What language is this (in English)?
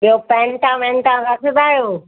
Sindhi